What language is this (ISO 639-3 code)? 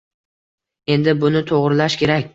uzb